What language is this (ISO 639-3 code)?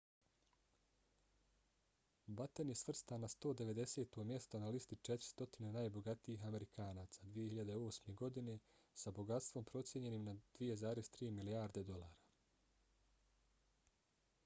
bos